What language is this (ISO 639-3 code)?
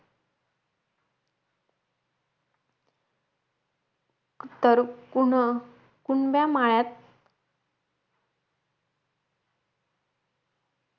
mar